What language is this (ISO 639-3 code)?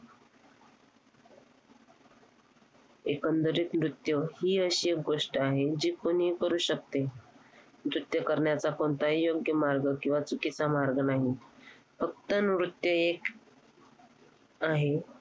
mar